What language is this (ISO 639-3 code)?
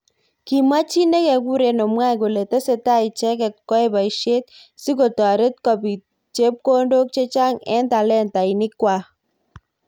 kln